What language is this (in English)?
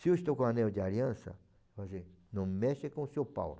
Portuguese